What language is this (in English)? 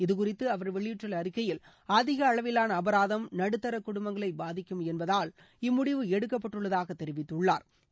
Tamil